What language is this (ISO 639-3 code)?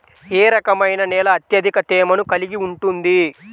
tel